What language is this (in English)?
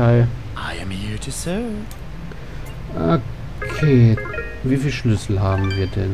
German